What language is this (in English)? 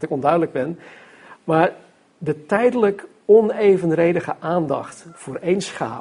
Dutch